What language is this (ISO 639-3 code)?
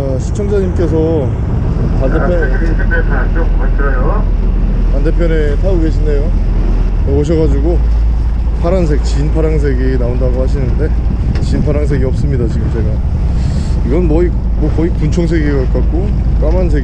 kor